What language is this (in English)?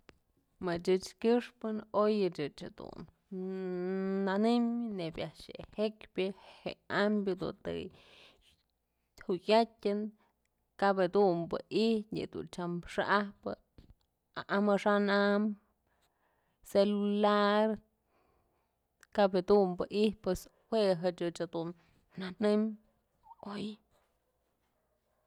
Mazatlán Mixe